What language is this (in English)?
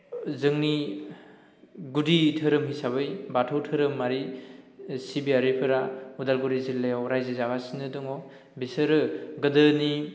Bodo